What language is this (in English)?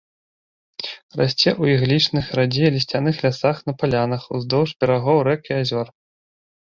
Belarusian